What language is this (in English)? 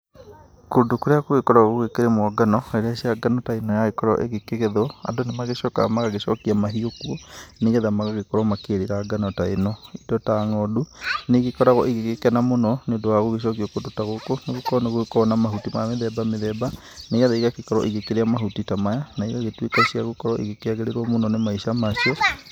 Kikuyu